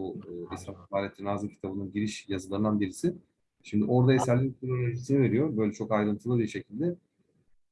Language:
Turkish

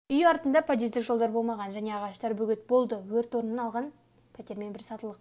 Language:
Kazakh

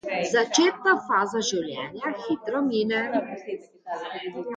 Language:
Slovenian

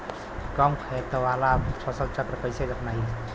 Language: Bhojpuri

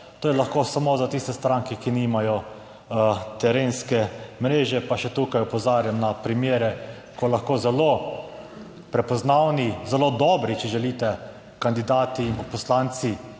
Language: Slovenian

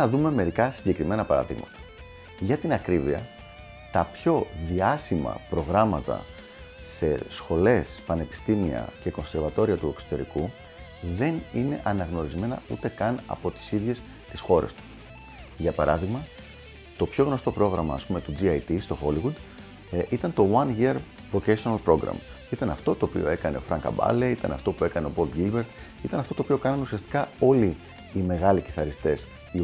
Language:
Greek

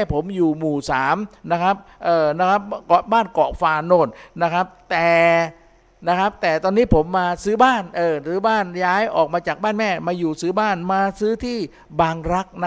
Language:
Thai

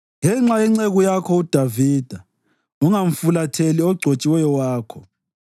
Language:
North Ndebele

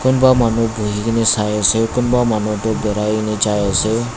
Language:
Naga Pidgin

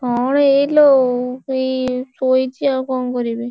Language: Odia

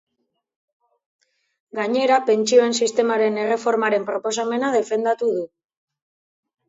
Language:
Basque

